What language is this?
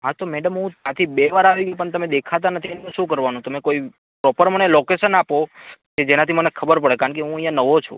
Gujarati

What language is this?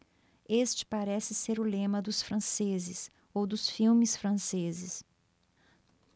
Portuguese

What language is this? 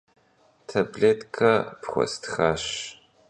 Kabardian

